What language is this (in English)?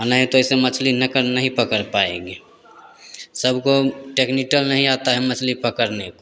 Hindi